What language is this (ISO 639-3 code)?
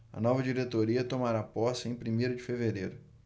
por